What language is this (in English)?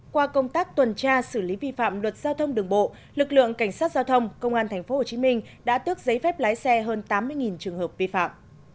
Vietnamese